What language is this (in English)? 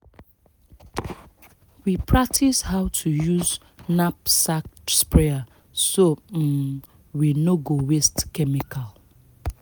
Nigerian Pidgin